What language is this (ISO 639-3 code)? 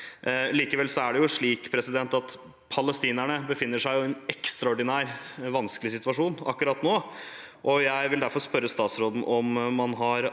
nor